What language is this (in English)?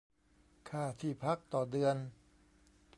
Thai